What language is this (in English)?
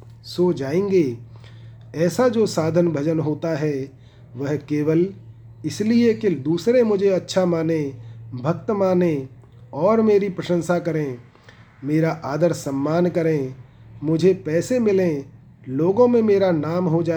Hindi